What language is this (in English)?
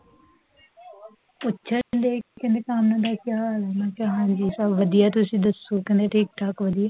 Punjabi